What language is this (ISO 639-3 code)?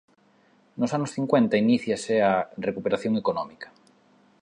glg